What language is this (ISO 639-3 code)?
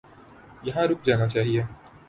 urd